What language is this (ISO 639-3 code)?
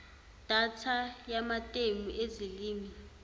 zul